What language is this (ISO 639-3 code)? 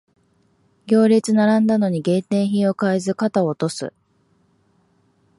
jpn